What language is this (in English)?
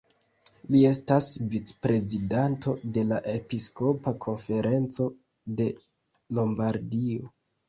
Esperanto